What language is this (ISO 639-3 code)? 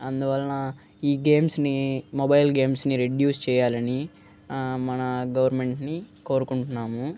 tel